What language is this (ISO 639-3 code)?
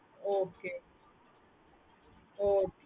tam